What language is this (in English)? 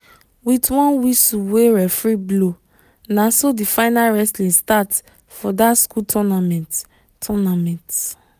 Nigerian Pidgin